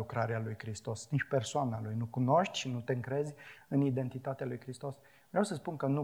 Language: Romanian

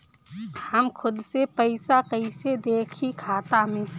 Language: Bhojpuri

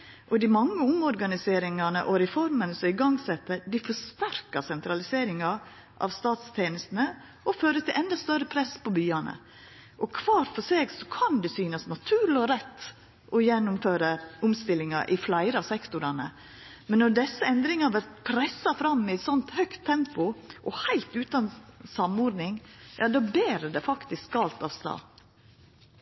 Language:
Norwegian Nynorsk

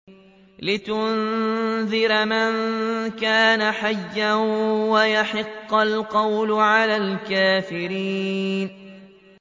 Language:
Arabic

